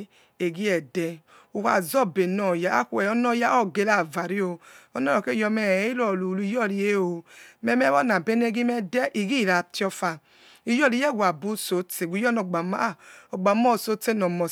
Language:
Yekhee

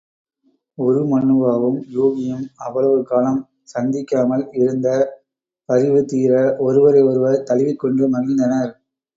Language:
Tamil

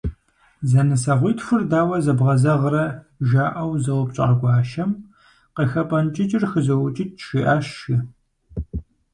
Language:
Kabardian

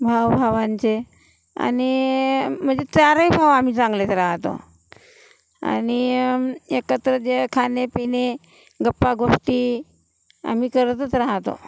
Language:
Marathi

